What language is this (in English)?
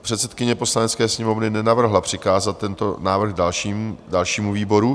Czech